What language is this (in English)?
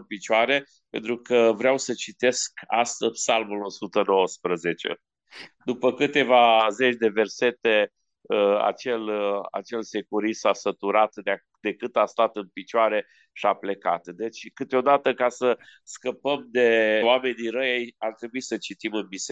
Romanian